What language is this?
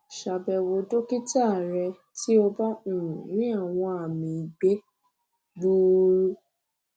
Yoruba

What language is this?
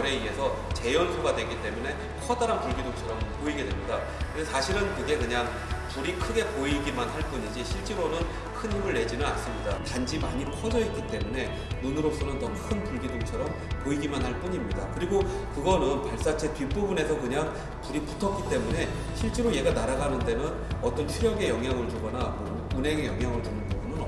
Korean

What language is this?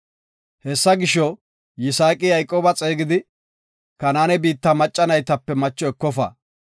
Gofa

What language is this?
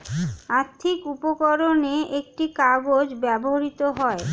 Bangla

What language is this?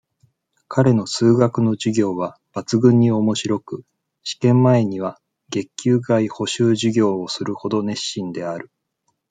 Japanese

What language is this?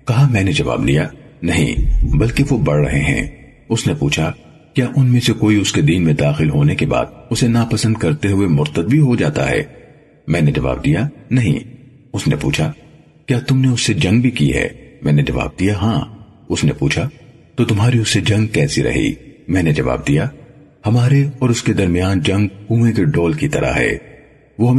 Urdu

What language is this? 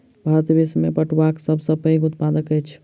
Maithili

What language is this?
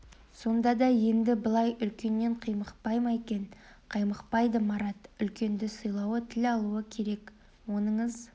Kazakh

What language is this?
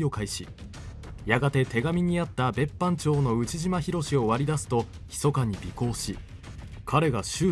Japanese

